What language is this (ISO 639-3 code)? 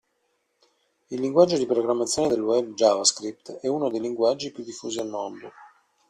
ita